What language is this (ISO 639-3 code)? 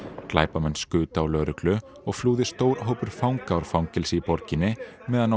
isl